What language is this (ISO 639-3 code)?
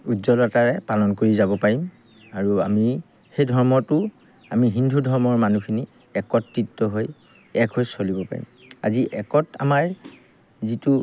asm